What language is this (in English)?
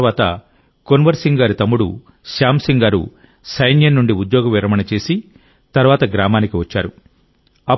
Telugu